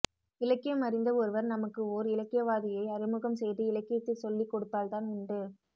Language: Tamil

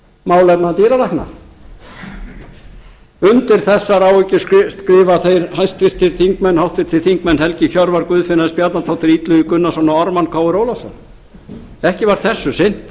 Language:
Icelandic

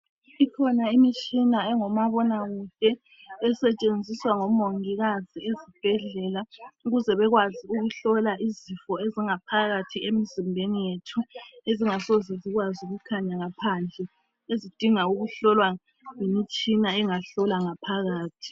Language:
North Ndebele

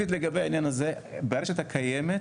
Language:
Hebrew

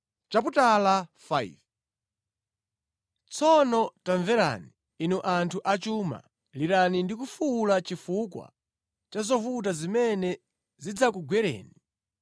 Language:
Nyanja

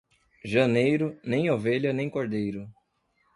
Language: Portuguese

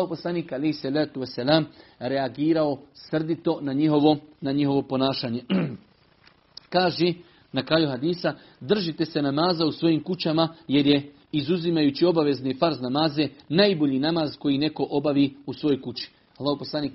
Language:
Croatian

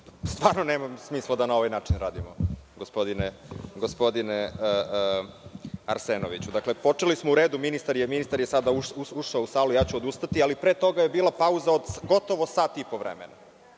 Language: Serbian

